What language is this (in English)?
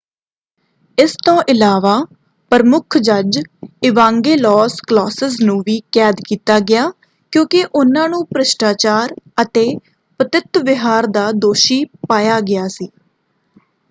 Punjabi